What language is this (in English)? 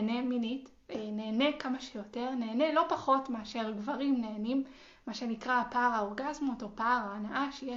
Hebrew